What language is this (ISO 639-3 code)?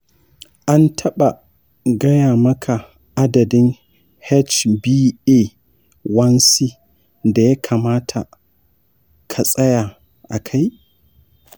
hau